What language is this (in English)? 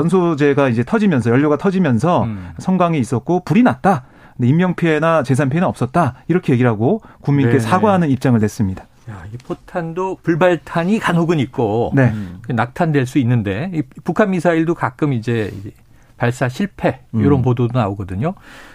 Korean